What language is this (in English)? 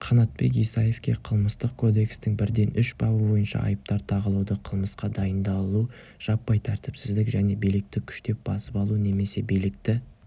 Kazakh